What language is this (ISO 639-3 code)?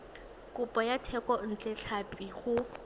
tsn